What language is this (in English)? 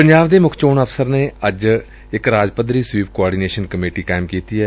Punjabi